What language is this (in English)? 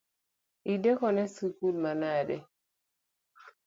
Luo (Kenya and Tanzania)